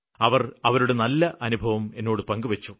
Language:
Malayalam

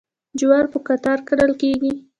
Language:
Pashto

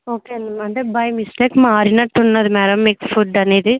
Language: Telugu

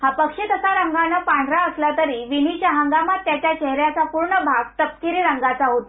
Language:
Marathi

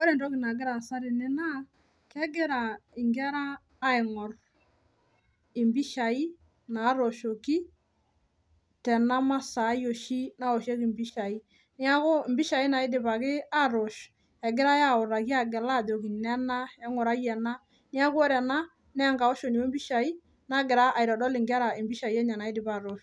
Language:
Masai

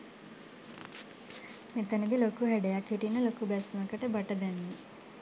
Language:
Sinhala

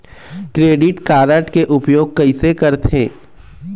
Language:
Chhattisgarhi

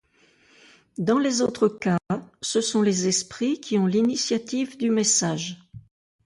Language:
French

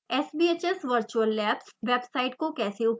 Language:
Hindi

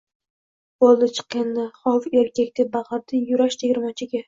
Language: Uzbek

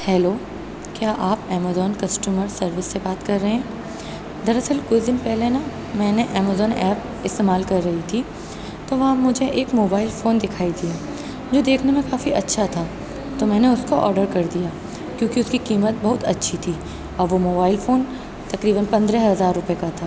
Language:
Urdu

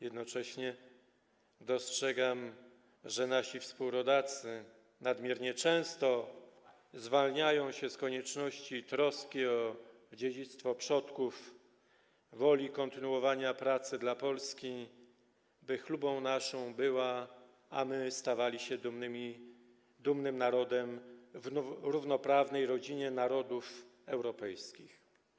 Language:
Polish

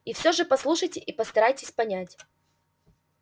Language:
Russian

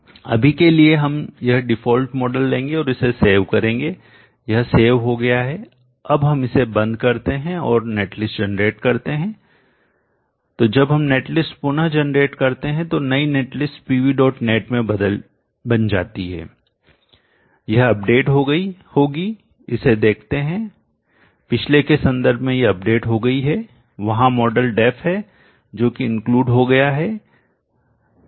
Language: Hindi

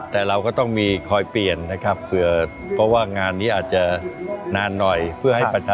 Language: Thai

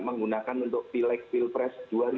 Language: Indonesian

